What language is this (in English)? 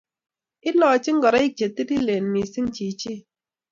Kalenjin